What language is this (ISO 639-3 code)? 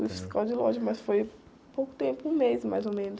por